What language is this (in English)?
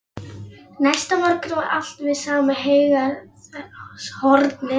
Icelandic